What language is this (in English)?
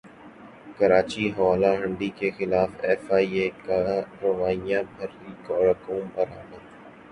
Urdu